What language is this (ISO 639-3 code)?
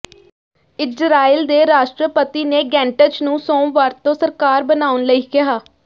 pan